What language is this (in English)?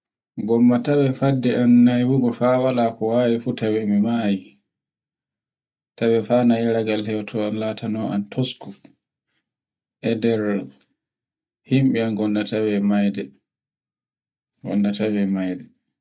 Borgu Fulfulde